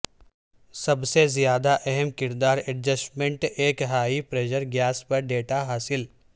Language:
Urdu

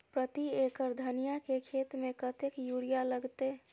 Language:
Maithili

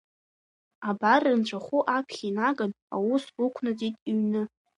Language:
Abkhazian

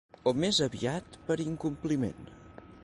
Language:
Catalan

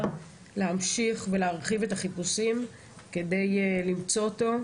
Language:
Hebrew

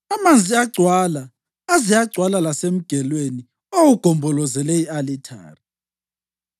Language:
North Ndebele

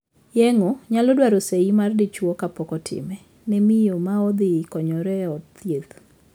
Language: Luo (Kenya and Tanzania)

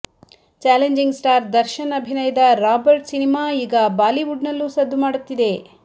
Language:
Kannada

